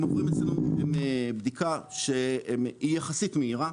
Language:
Hebrew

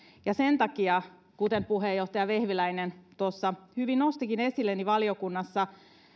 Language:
Finnish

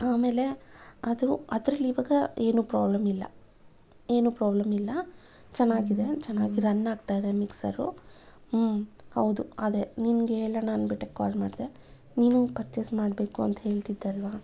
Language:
Kannada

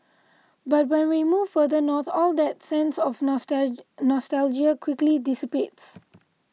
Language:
English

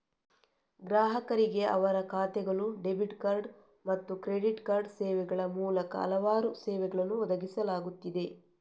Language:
Kannada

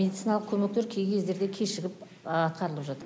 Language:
Kazakh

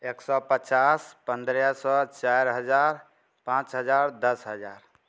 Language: Maithili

